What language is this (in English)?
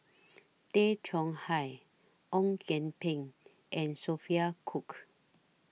English